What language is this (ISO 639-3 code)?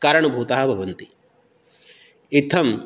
san